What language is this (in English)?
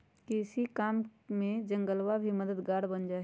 Magahi